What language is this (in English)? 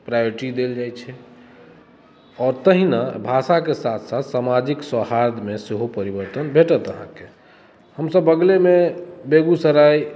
Maithili